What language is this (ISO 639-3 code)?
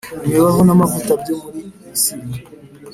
kin